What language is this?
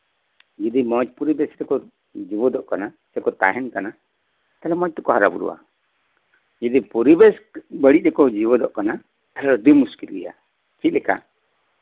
Santali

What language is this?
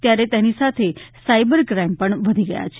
Gujarati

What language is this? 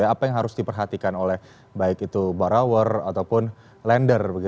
Indonesian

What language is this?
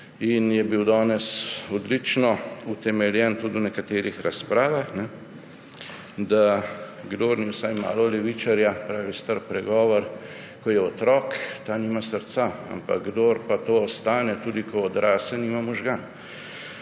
Slovenian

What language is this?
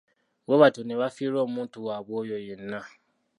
Ganda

